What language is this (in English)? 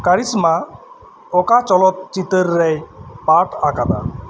Santali